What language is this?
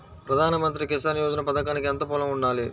Telugu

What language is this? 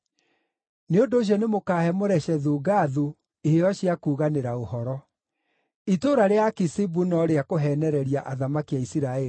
Kikuyu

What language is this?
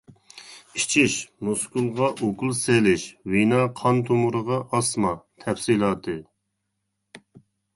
Uyghur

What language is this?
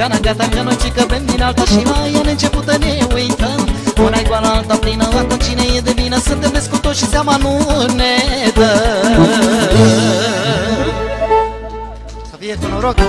Romanian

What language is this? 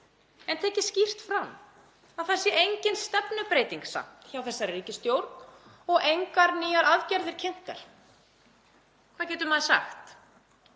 Icelandic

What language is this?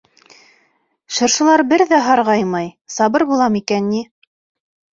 Bashkir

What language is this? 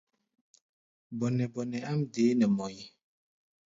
Gbaya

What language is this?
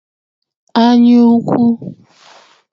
Igbo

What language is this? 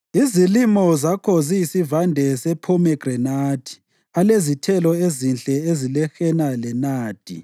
North Ndebele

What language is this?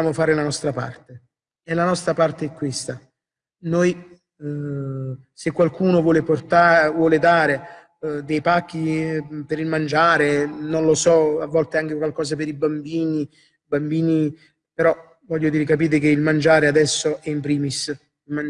Italian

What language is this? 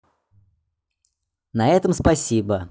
Russian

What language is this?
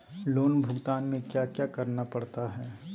Magahi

